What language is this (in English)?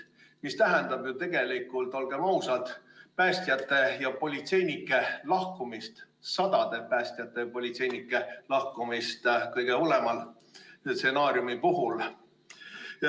Estonian